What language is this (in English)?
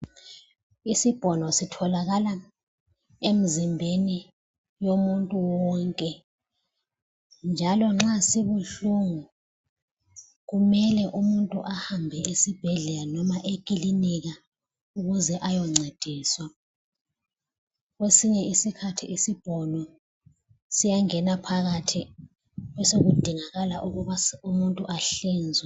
North Ndebele